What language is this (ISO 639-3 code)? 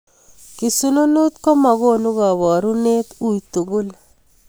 kln